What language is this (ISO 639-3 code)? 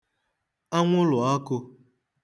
ibo